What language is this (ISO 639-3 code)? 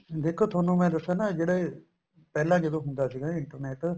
pan